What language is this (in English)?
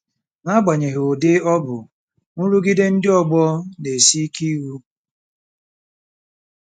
Igbo